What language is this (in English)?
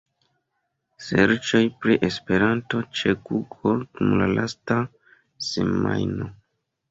Esperanto